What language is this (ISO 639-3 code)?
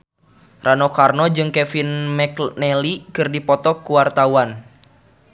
sun